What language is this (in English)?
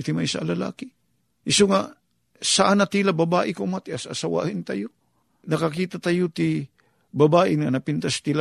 Filipino